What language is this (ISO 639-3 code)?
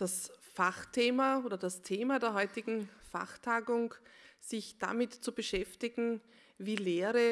deu